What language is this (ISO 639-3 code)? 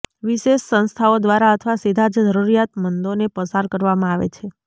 guj